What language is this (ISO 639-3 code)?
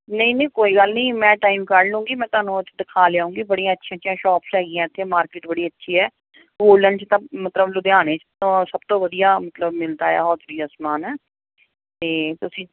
pan